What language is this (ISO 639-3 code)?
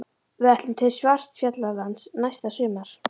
isl